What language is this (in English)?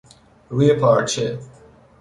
Persian